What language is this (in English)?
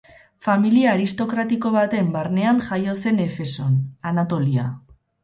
Basque